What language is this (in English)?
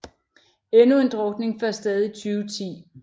Danish